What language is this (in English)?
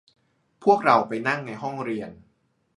Thai